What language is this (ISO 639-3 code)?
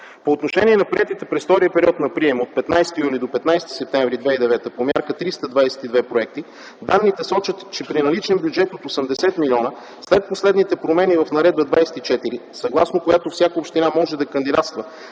bul